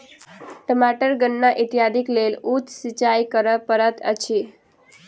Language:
Maithili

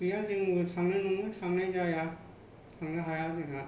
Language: Bodo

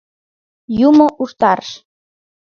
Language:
Mari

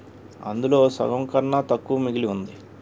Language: Telugu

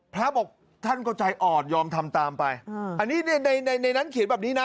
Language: Thai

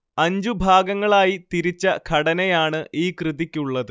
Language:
Malayalam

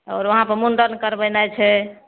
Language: Maithili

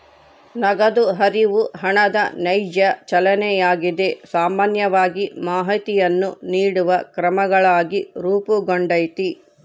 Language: Kannada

